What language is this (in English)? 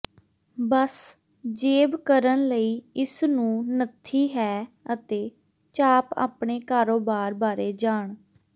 Punjabi